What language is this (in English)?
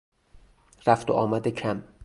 Persian